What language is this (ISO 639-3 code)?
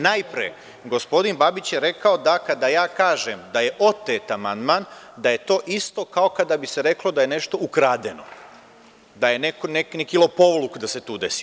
srp